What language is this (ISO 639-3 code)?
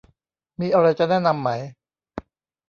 tha